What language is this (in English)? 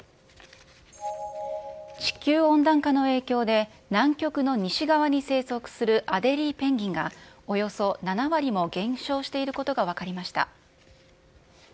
Japanese